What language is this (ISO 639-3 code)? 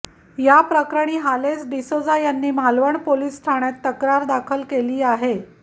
mar